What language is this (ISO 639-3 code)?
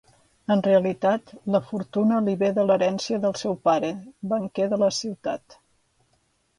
cat